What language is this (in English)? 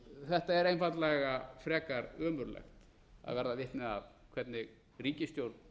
Icelandic